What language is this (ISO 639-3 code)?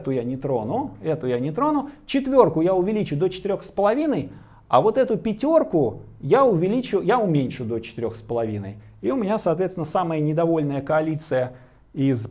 rus